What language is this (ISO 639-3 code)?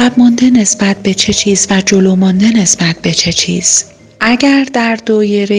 fas